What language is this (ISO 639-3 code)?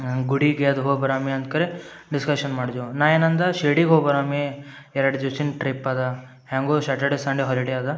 kan